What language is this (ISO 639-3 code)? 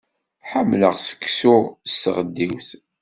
kab